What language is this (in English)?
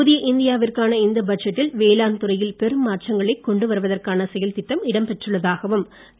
Tamil